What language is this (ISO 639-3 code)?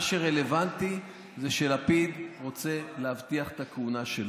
heb